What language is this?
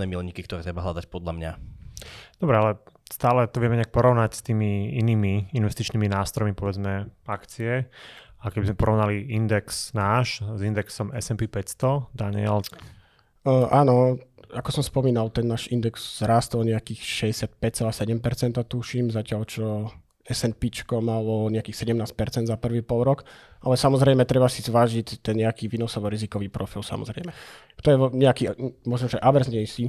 Slovak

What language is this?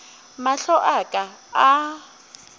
Northern Sotho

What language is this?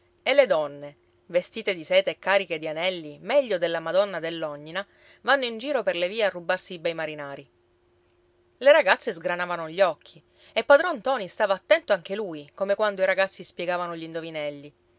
Italian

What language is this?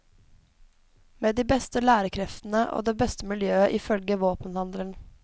Norwegian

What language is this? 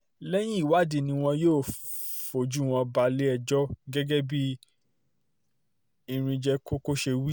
Yoruba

